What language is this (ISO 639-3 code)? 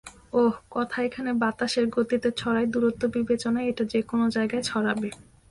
ben